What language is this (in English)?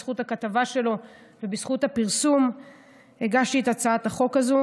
Hebrew